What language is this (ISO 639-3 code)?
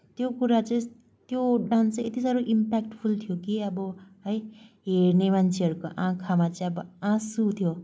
nep